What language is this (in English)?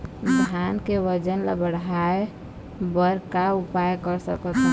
Chhattisgarhi